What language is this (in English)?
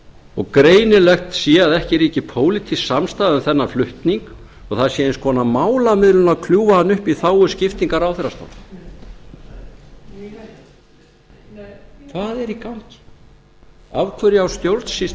Icelandic